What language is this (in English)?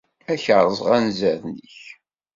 Kabyle